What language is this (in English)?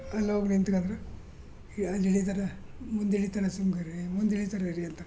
Kannada